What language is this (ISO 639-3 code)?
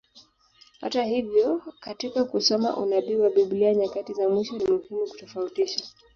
swa